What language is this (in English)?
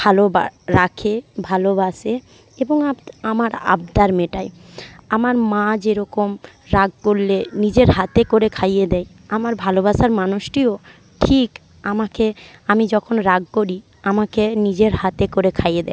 Bangla